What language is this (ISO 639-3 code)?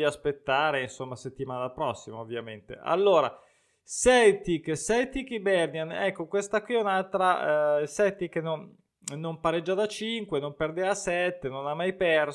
ita